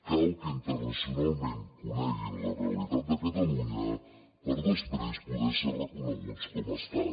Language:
Catalan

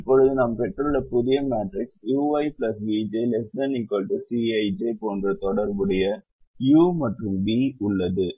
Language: Tamil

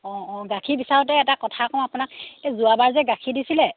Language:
Assamese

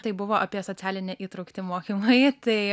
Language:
Lithuanian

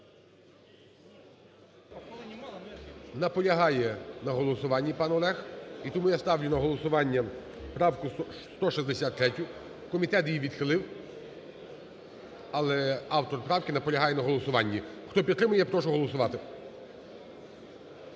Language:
Ukrainian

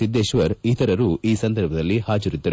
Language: Kannada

